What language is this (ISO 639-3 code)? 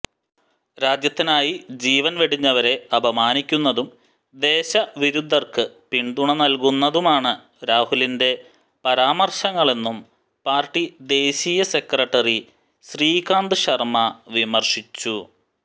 mal